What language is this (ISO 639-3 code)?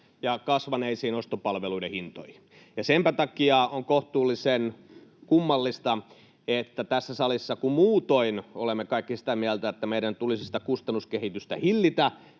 fin